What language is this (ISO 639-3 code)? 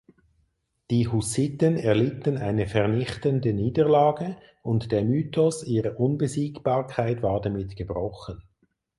deu